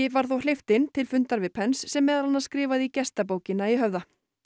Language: Icelandic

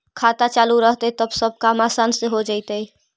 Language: Magahi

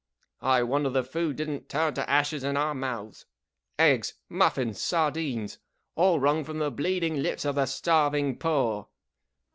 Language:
English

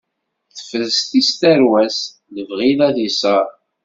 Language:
Kabyle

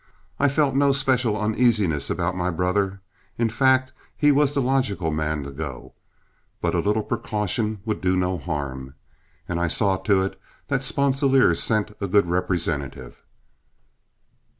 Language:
English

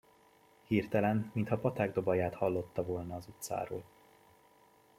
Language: Hungarian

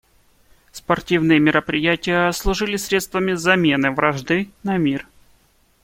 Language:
Russian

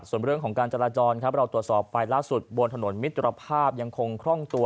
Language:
Thai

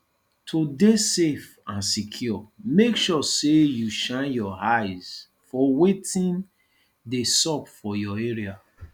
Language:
Nigerian Pidgin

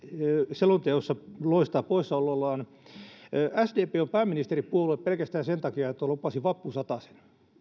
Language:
Finnish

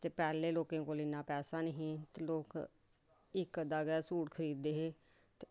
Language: Dogri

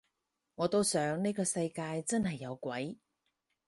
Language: Cantonese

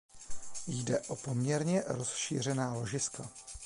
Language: Czech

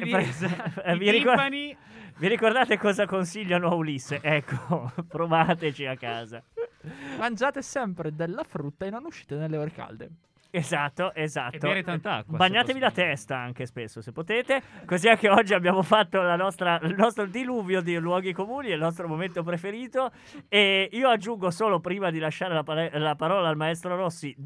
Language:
Italian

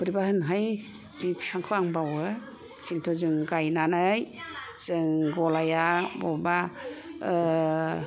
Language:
Bodo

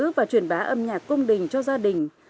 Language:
Vietnamese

